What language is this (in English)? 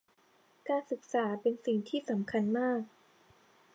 Thai